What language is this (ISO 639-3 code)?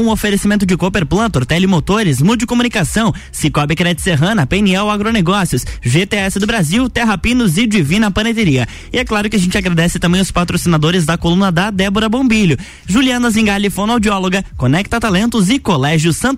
por